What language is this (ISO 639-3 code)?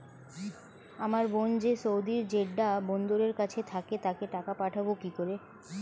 ben